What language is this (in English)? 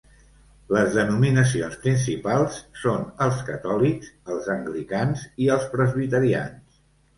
Catalan